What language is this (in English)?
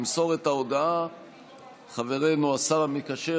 Hebrew